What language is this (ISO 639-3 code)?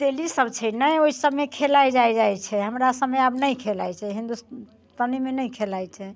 mai